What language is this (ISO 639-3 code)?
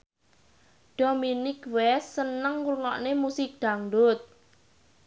jav